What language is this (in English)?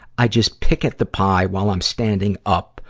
English